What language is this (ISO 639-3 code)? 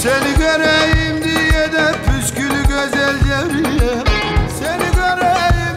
tur